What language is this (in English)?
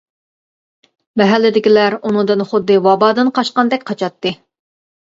Uyghur